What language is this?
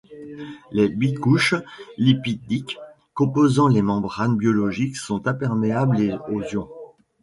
French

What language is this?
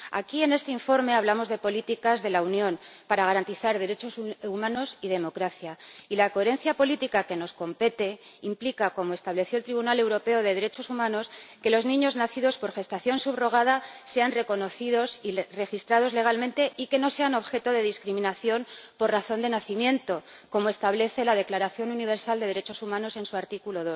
Spanish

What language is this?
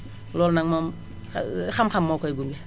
Wolof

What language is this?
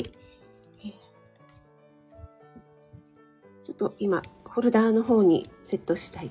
Japanese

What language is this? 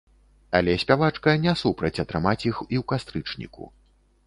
Belarusian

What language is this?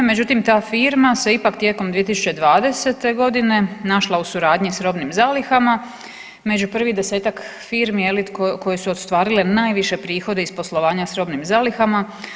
Croatian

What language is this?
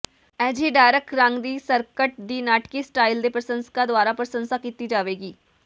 Punjabi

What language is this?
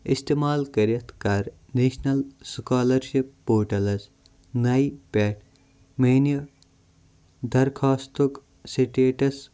Kashmiri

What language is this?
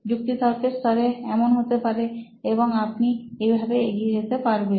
Bangla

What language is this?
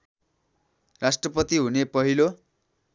Nepali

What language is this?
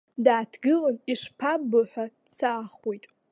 Abkhazian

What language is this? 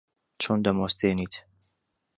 Central Kurdish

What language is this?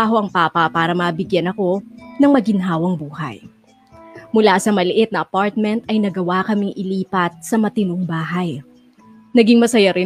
Filipino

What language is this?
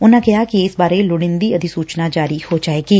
Punjabi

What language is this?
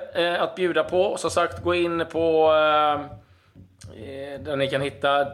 Swedish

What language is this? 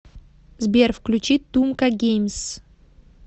Russian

